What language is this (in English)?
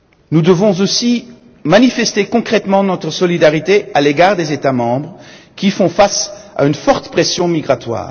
French